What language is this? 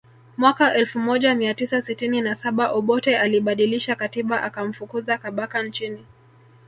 Swahili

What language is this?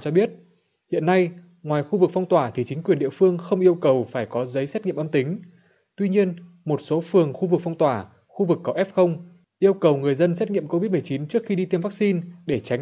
Vietnamese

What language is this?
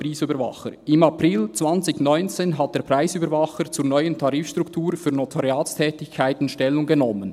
Swiss German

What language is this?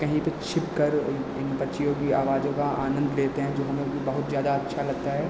Hindi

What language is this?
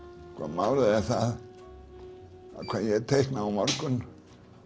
Icelandic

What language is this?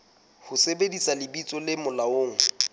Southern Sotho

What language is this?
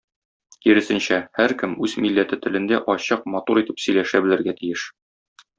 Tatar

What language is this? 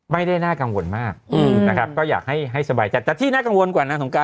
Thai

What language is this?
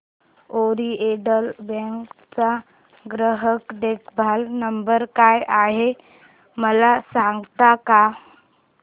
Marathi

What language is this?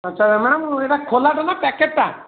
Odia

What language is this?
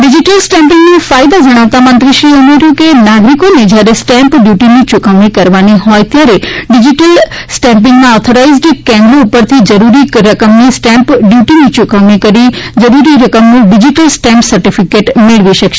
Gujarati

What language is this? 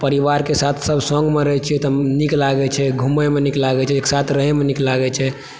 Maithili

